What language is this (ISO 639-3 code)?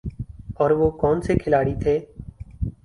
urd